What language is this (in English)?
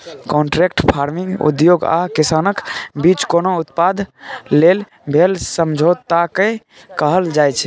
Maithili